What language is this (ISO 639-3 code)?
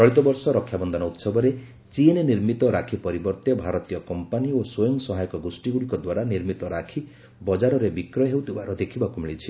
ori